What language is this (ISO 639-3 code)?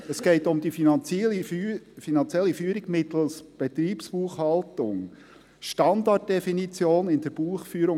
gsw